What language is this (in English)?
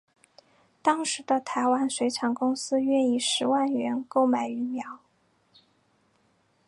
Chinese